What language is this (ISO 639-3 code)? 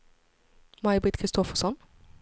swe